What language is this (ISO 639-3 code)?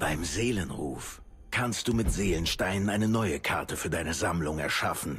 deu